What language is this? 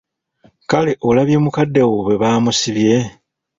Ganda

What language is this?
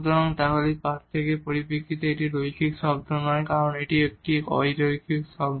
Bangla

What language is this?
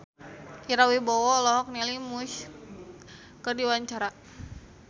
Sundanese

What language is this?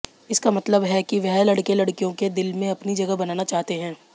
Hindi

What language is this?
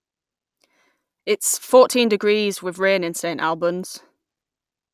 English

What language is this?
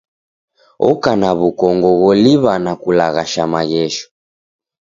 Taita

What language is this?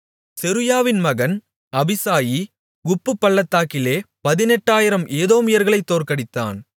Tamil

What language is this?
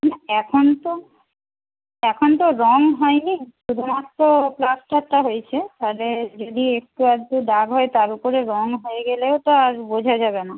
Bangla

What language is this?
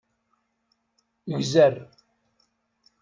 Kabyle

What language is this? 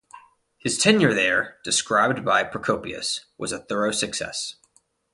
English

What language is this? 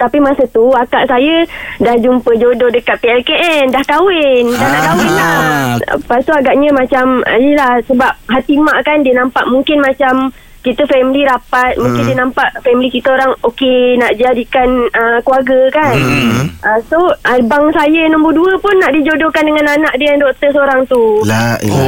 Malay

